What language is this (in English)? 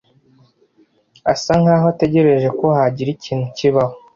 Kinyarwanda